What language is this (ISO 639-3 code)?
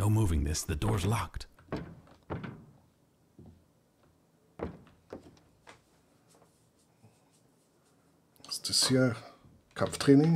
deu